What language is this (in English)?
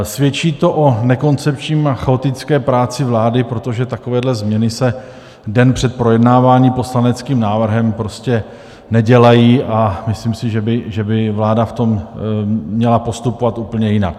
Czech